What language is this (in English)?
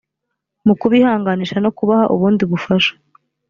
Kinyarwanda